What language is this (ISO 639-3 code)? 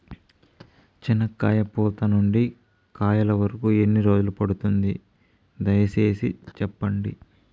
tel